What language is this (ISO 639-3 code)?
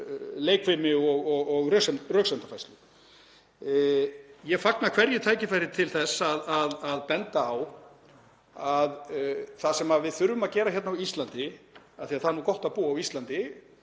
isl